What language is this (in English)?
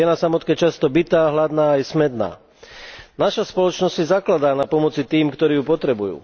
Slovak